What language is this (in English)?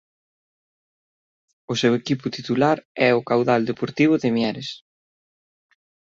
Galician